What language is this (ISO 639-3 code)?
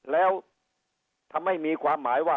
tha